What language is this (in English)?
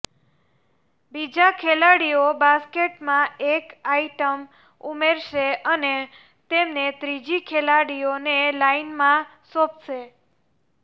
Gujarati